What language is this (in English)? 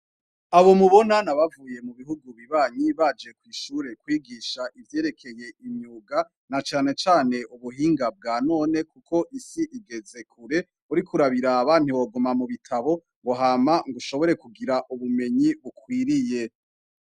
Rundi